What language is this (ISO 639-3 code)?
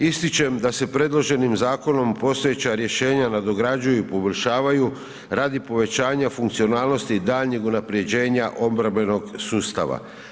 hrv